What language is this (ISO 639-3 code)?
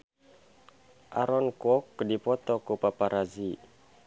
sun